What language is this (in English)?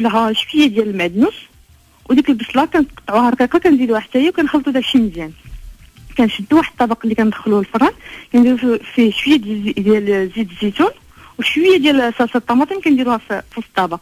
Arabic